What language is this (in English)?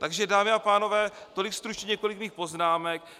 Czech